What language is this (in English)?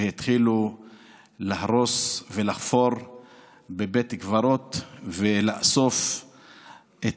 Hebrew